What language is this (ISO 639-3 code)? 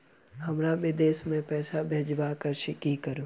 mai